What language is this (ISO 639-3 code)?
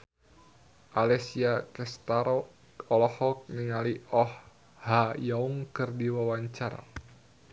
sun